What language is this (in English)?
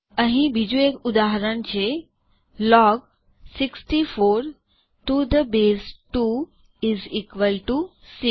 Gujarati